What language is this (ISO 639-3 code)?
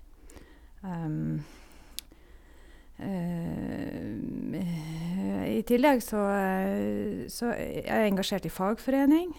nor